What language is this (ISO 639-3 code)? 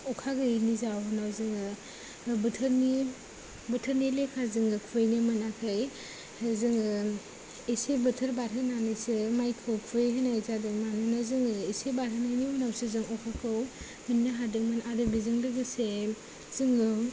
brx